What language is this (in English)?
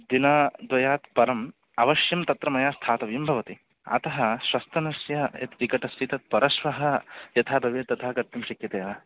Sanskrit